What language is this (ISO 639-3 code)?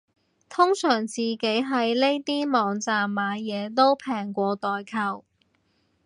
yue